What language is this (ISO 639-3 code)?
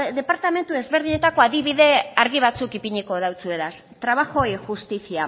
eus